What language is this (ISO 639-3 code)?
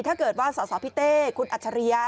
tha